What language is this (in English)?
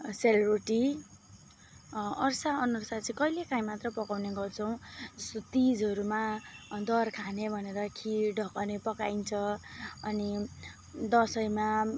Nepali